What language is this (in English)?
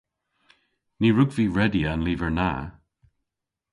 Cornish